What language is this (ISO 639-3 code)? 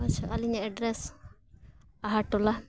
sat